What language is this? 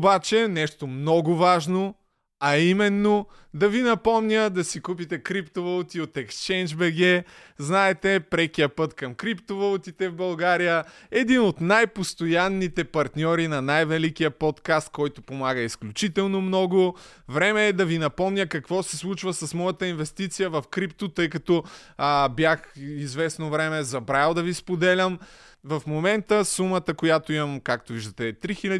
Bulgarian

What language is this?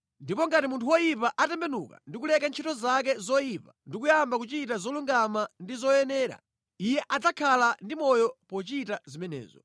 Nyanja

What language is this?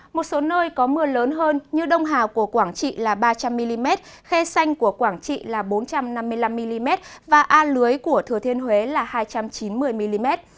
Vietnamese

